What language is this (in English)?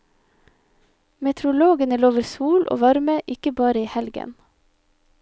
Norwegian